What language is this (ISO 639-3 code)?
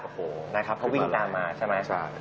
tha